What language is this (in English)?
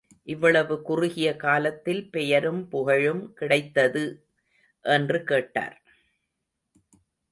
Tamil